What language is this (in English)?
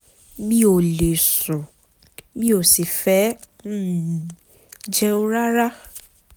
Yoruba